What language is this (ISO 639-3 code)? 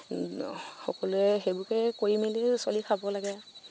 asm